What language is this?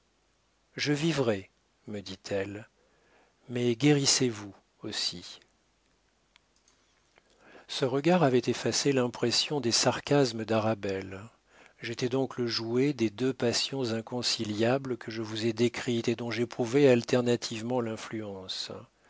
French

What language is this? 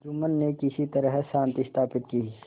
Hindi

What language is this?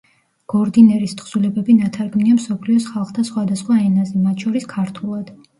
Georgian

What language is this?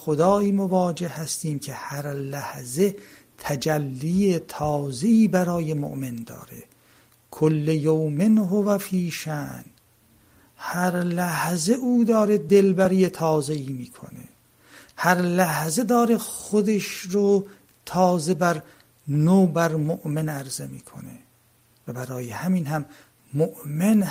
Persian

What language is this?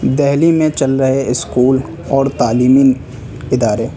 Urdu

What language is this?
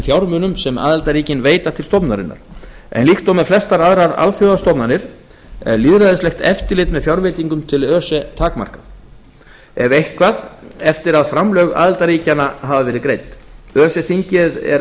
Icelandic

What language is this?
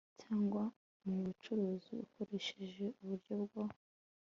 Kinyarwanda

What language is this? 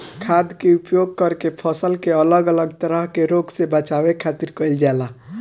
Bhojpuri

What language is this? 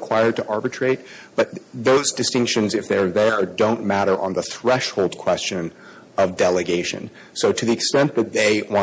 English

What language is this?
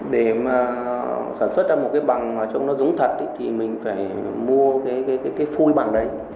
Vietnamese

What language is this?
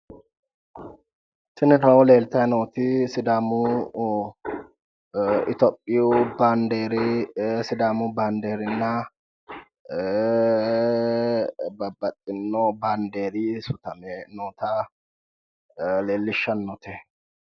Sidamo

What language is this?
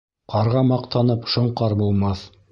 Bashkir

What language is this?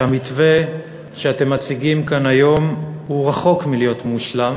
Hebrew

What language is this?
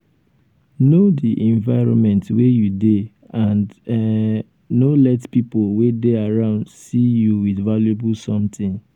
Nigerian Pidgin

